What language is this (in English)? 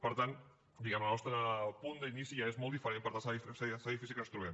Catalan